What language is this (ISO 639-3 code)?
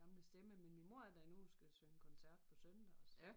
dan